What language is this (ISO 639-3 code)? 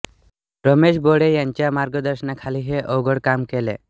mar